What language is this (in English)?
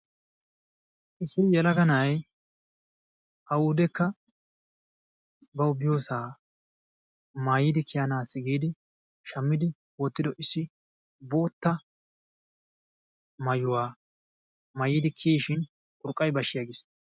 Wolaytta